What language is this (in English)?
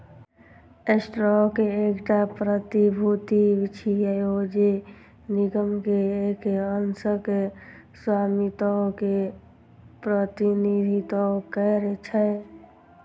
Maithili